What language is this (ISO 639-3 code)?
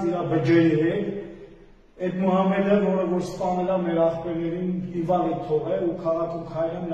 ron